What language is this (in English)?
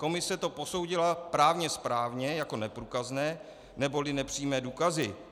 Czech